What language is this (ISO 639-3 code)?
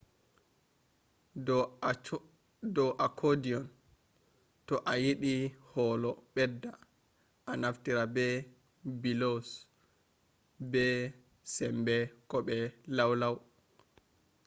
ful